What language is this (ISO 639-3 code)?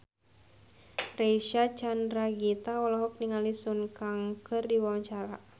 sun